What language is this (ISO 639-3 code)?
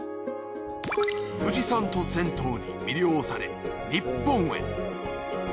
jpn